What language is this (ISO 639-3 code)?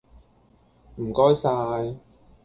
yue